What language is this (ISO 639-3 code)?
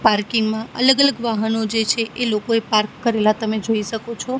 guj